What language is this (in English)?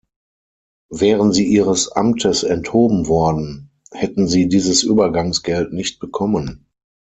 German